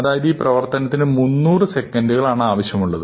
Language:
Malayalam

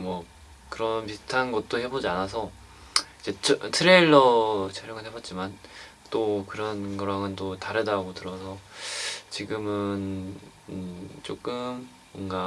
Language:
Korean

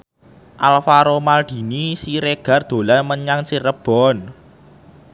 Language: Javanese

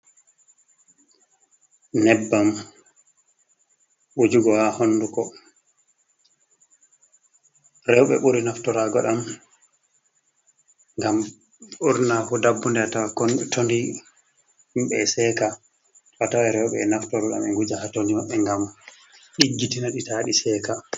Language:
Fula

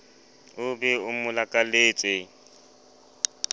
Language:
Southern Sotho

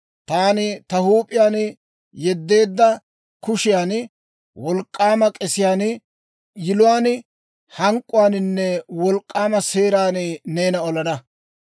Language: Dawro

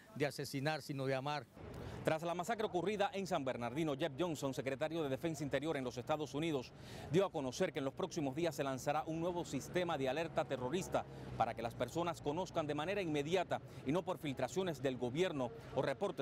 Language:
Spanish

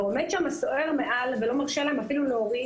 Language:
Hebrew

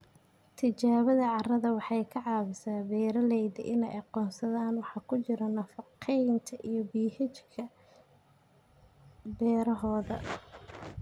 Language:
Somali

